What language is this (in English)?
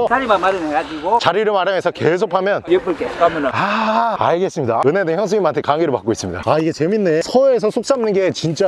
Korean